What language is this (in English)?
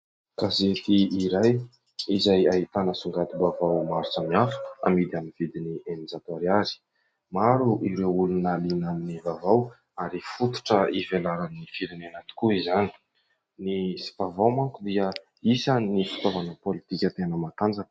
Malagasy